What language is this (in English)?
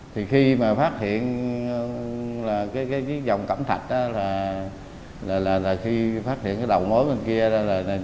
Vietnamese